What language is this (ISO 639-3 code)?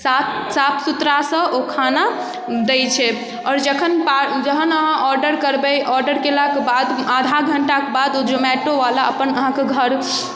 mai